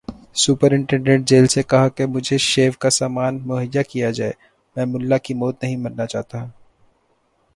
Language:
Urdu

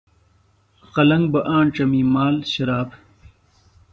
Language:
Phalura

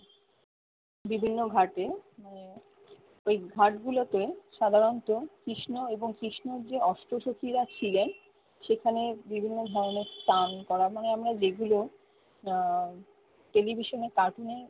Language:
Bangla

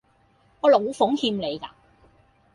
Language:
Cantonese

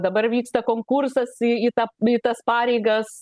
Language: Lithuanian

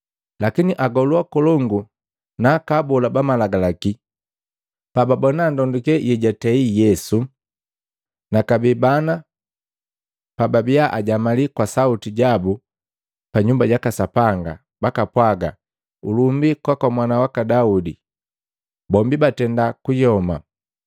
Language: Matengo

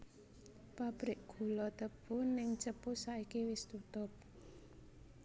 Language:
Javanese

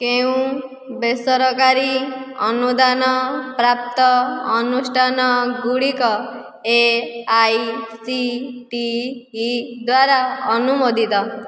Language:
Odia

